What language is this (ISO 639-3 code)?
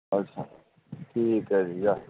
pan